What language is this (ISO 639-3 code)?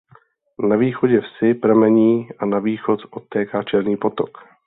ces